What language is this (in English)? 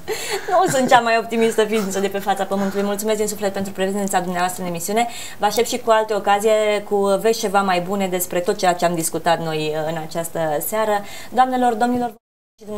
Romanian